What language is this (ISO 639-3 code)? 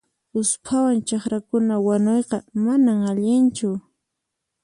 qxp